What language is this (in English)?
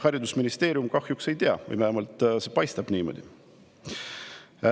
Estonian